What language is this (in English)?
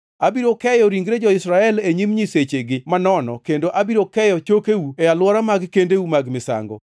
Luo (Kenya and Tanzania)